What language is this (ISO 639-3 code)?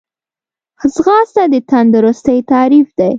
pus